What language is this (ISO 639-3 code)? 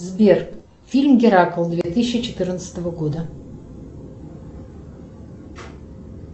rus